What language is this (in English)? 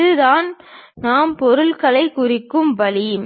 Tamil